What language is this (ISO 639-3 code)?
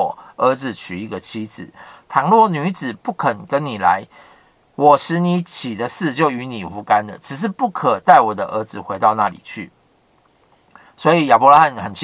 zho